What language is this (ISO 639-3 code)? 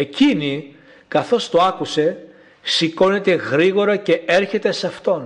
ell